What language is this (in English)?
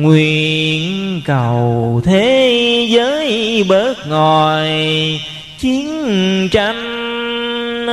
Vietnamese